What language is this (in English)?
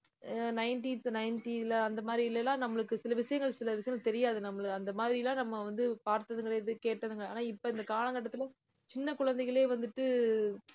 Tamil